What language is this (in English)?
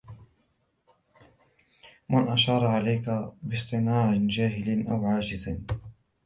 Arabic